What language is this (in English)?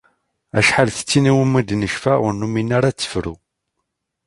Kabyle